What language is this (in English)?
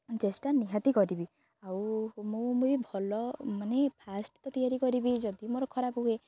Odia